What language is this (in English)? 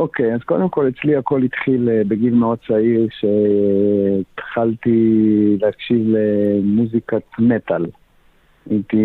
Hebrew